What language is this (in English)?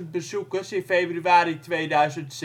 Dutch